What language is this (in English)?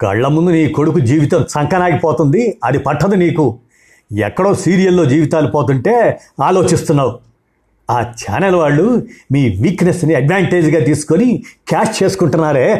Telugu